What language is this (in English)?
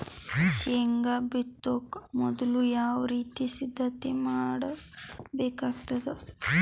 Kannada